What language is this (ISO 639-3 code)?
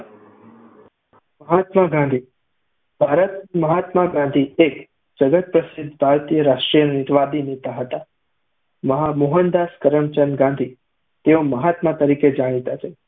guj